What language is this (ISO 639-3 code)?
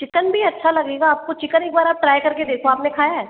hin